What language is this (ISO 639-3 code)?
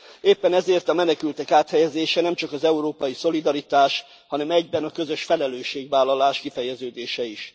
hun